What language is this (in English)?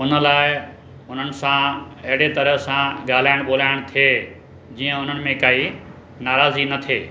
Sindhi